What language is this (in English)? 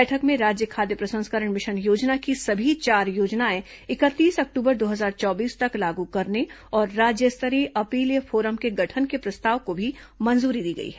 Hindi